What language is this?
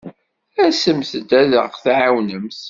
Kabyle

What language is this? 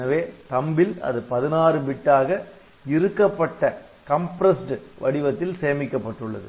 Tamil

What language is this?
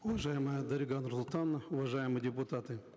Kazakh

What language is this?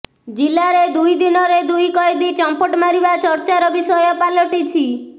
Odia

